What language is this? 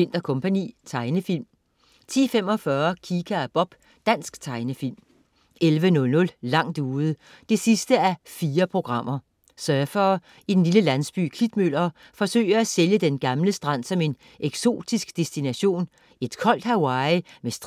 Danish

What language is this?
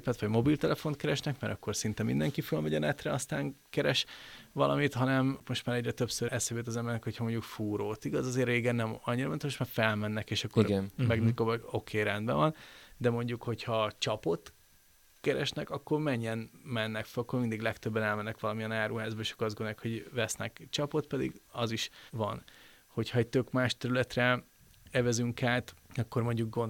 Hungarian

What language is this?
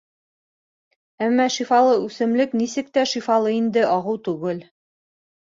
Bashkir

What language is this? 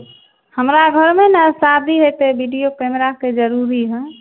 Maithili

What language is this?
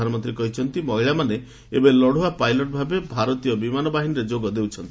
Odia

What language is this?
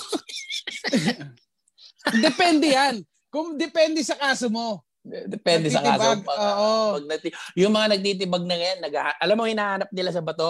Filipino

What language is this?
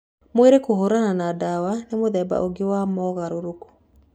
Kikuyu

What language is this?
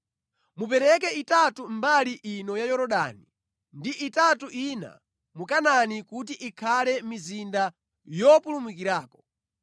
Nyanja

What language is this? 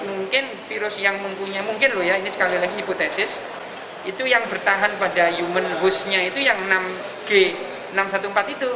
Indonesian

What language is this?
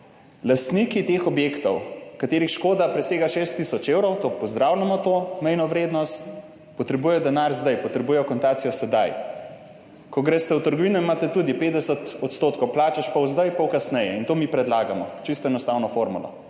Slovenian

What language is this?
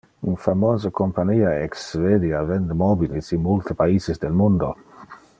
Interlingua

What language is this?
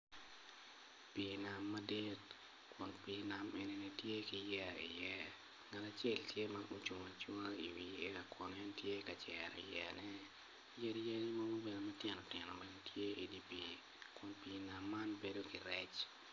Acoli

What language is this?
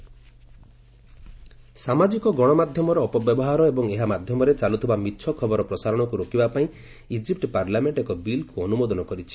Odia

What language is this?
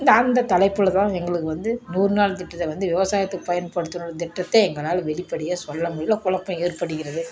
Tamil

